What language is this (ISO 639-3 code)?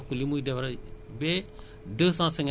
wol